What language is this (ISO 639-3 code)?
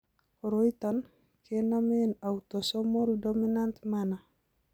kln